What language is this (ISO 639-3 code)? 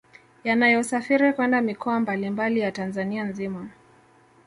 swa